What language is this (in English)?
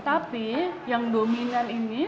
Indonesian